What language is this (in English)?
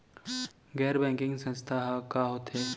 Chhattisgarhi